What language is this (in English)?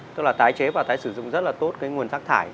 Vietnamese